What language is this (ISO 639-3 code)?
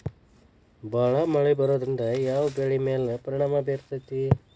kan